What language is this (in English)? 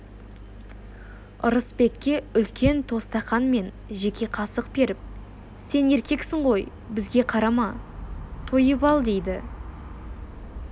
Kazakh